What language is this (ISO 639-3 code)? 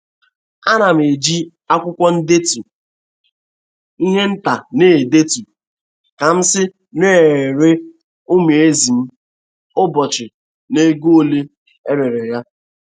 ibo